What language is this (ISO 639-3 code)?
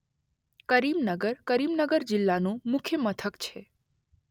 guj